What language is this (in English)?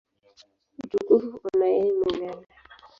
Swahili